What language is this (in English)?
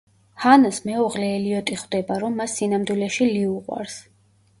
Georgian